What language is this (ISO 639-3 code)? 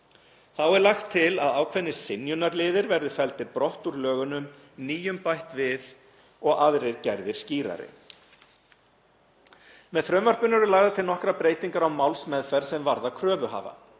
isl